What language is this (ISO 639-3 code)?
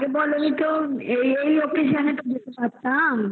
ben